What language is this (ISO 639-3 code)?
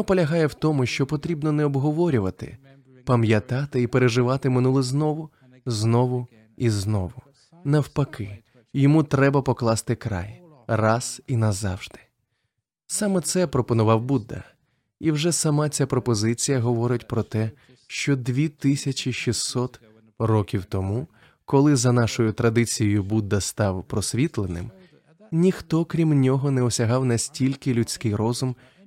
ukr